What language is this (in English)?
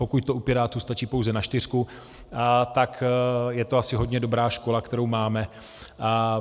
Czech